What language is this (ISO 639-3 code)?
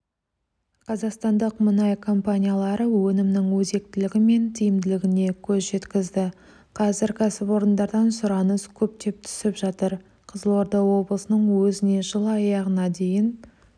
kaz